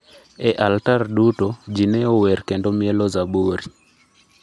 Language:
Luo (Kenya and Tanzania)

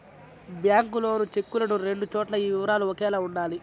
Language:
Telugu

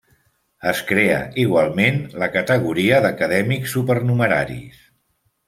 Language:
Catalan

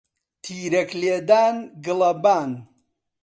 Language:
Central Kurdish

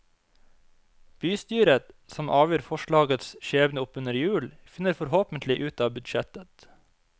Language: Norwegian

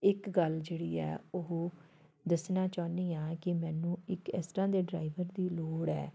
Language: Punjabi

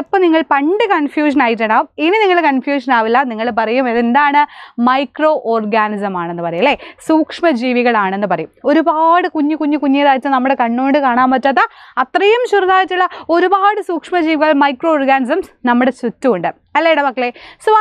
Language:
Malayalam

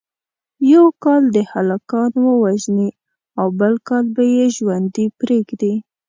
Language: Pashto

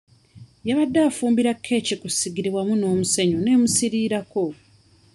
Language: Ganda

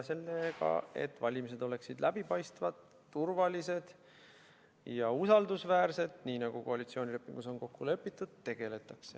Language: Estonian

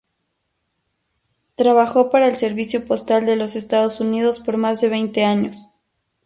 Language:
Spanish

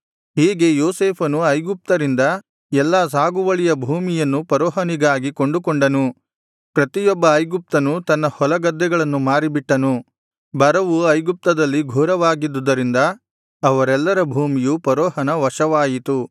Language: Kannada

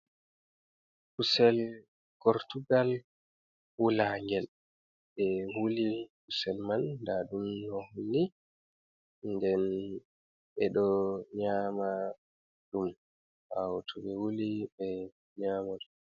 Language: Fula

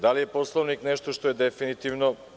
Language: Serbian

